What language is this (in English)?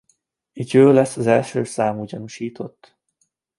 Hungarian